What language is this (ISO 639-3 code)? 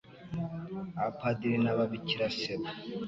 kin